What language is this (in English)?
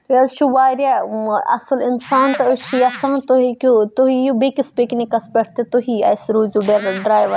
Kashmiri